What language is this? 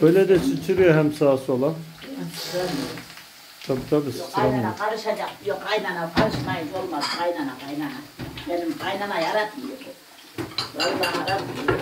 Turkish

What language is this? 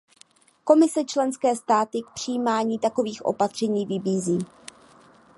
Czech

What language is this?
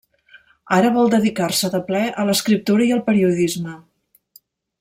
Catalan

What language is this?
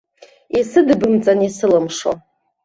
Abkhazian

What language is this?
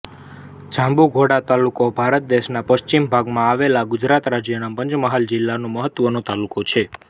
Gujarati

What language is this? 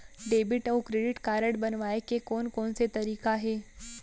Chhattisgarhi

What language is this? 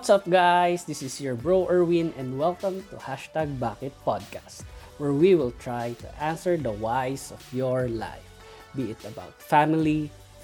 Filipino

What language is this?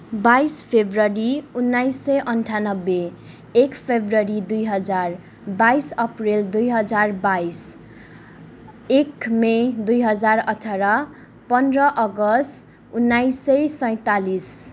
Nepali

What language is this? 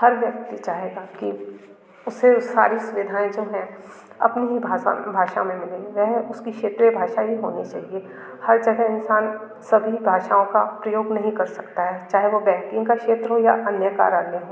Hindi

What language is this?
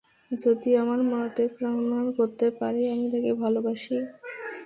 Bangla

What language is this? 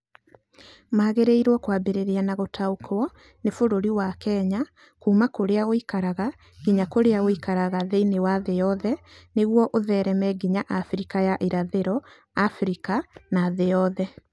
Kikuyu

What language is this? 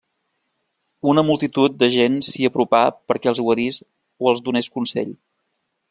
Catalan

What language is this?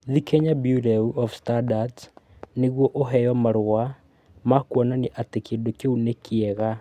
Kikuyu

